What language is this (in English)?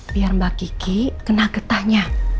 Indonesian